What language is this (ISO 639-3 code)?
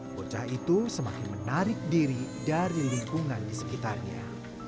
ind